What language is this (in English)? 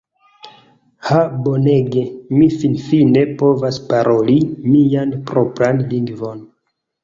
Esperanto